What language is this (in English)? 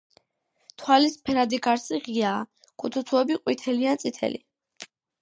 Georgian